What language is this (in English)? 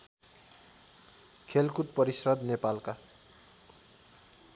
Nepali